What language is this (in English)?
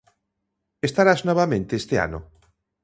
Galician